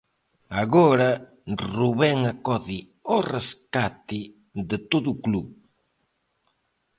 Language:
Galician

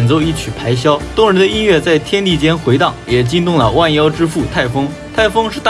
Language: Chinese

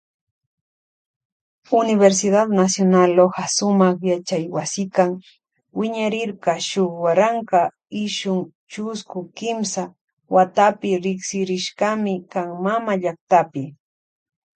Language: Loja Highland Quichua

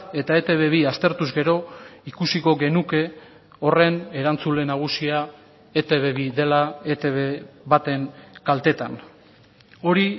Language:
Basque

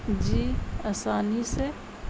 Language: Urdu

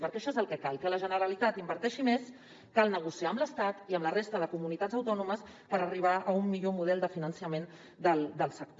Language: Catalan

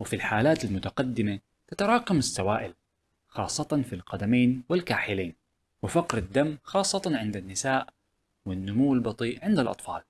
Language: Arabic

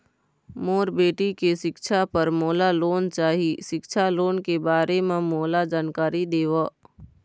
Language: Chhattisgarhi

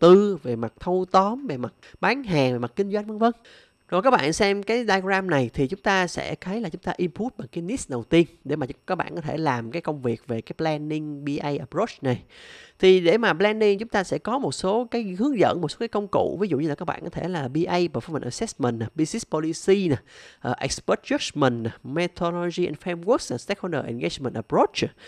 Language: Vietnamese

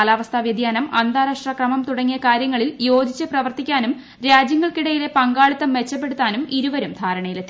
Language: Malayalam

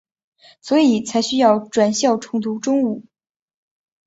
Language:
Chinese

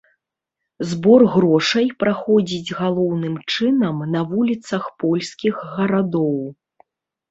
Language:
Belarusian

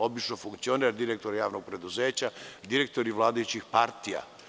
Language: Serbian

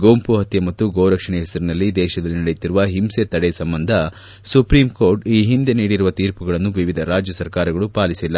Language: Kannada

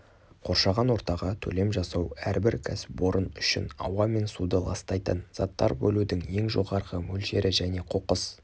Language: Kazakh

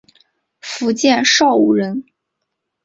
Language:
Chinese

